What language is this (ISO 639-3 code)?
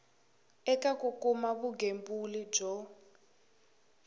tso